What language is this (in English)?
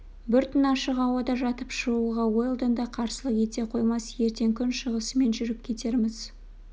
Kazakh